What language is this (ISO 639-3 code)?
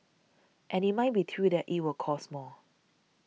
eng